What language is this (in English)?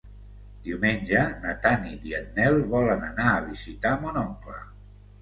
Catalan